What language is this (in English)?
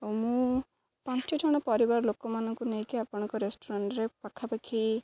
Odia